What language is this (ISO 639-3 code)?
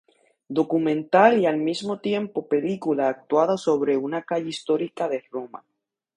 spa